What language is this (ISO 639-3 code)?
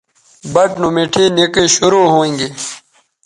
btv